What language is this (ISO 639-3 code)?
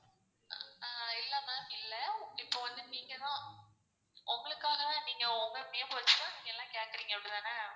tam